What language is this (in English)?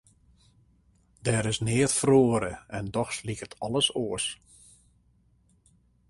Western Frisian